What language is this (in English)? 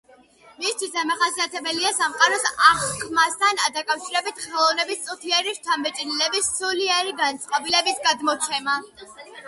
Georgian